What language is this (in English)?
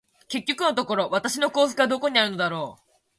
Japanese